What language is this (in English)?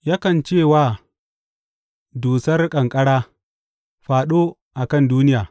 Hausa